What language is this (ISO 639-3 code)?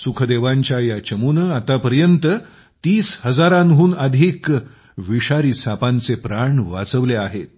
mar